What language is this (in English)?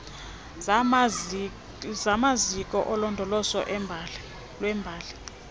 Xhosa